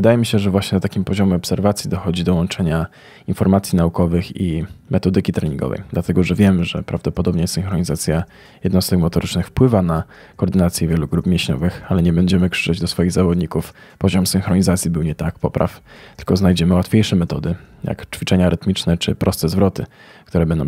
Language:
Polish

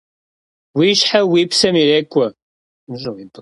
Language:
Kabardian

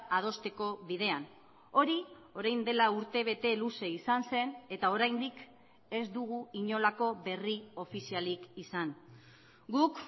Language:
Basque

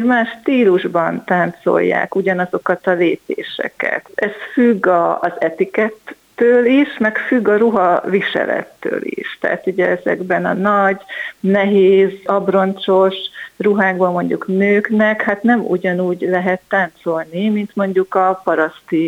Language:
Hungarian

